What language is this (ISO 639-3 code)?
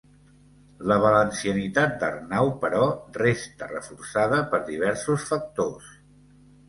cat